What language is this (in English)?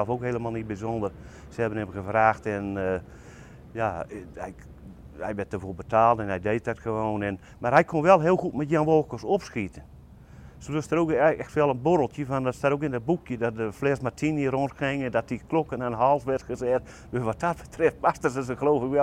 Dutch